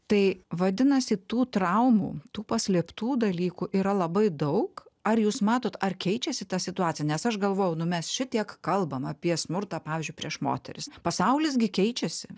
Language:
Lithuanian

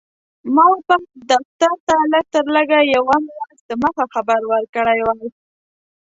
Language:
Pashto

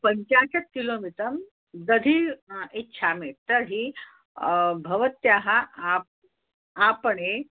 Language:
Sanskrit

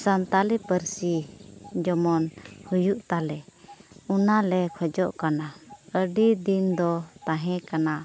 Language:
Santali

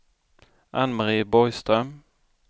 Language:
Swedish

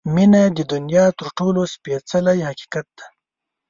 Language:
Pashto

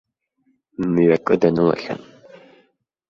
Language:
Abkhazian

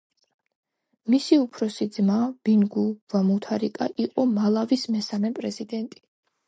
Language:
Georgian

